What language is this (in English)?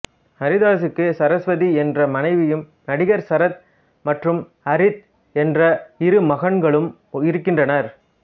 Tamil